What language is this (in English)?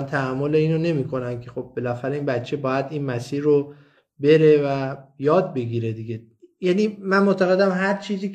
Persian